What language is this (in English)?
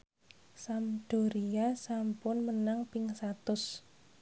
Javanese